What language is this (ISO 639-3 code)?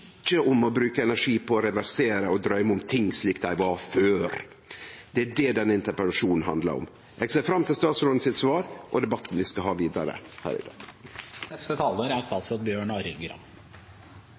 nno